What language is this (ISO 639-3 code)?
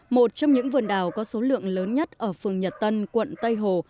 vie